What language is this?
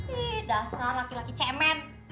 Indonesian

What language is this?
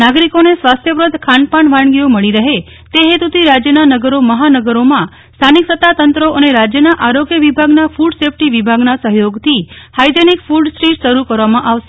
Gujarati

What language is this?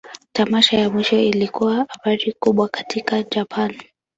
Swahili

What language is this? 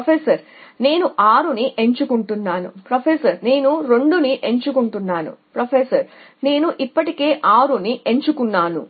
Telugu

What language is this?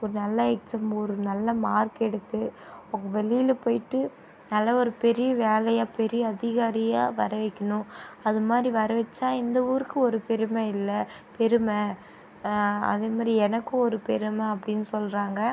Tamil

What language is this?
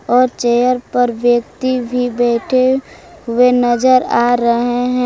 Hindi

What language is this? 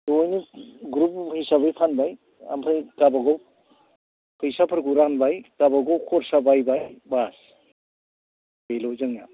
Bodo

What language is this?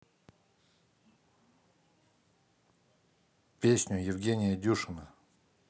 Russian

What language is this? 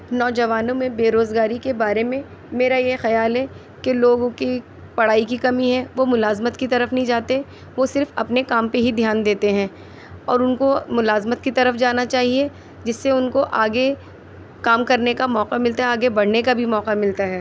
Urdu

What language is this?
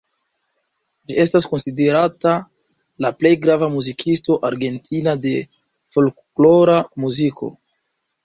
Esperanto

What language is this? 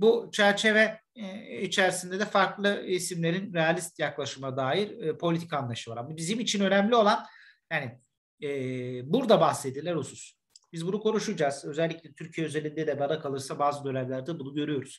Turkish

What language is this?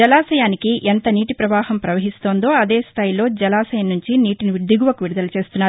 Telugu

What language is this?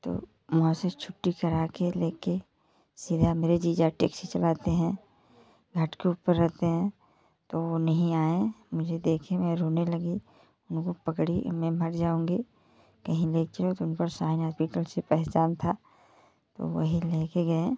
Hindi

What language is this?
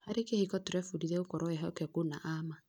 Kikuyu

